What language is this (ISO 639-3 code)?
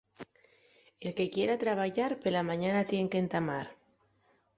ast